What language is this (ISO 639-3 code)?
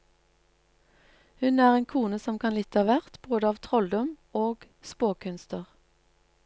nor